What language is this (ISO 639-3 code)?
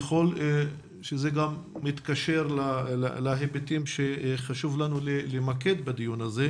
heb